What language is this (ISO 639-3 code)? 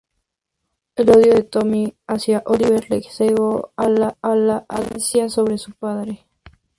spa